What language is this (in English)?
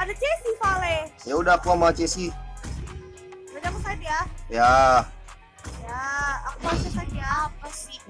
Indonesian